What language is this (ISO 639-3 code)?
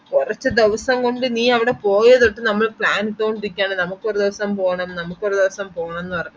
mal